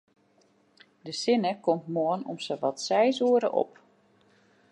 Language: Western Frisian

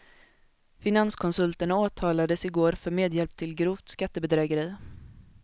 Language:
Swedish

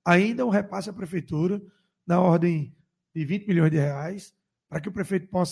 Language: Portuguese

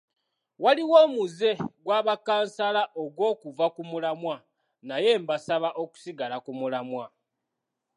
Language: Ganda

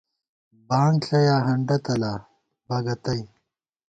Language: Gawar-Bati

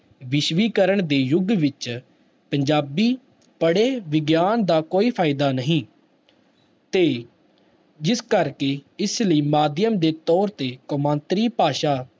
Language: Punjabi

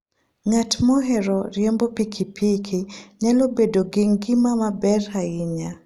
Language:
Luo (Kenya and Tanzania)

